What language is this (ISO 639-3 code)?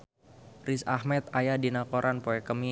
sun